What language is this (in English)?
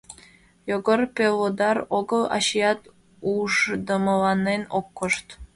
Mari